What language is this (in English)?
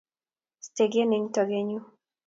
Kalenjin